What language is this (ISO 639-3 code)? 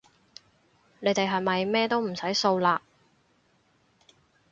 yue